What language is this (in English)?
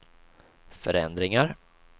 Swedish